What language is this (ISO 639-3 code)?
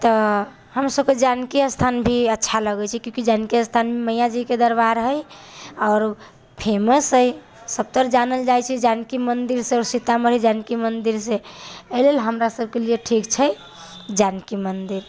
mai